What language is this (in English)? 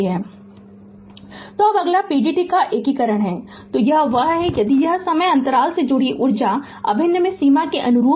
Hindi